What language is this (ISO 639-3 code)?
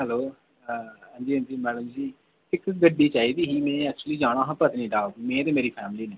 doi